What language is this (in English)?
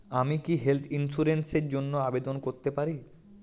Bangla